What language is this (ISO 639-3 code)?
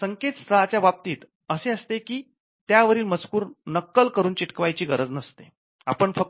mar